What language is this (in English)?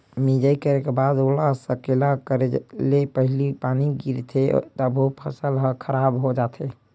Chhattisgarhi